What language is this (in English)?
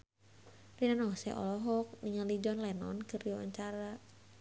Sundanese